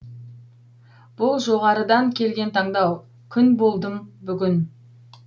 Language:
Kazakh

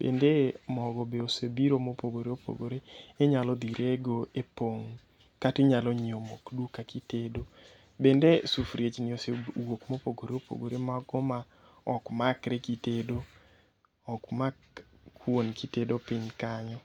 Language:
Luo (Kenya and Tanzania)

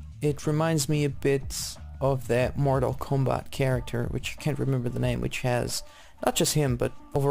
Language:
English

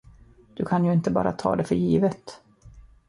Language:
Swedish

